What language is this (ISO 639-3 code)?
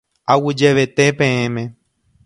grn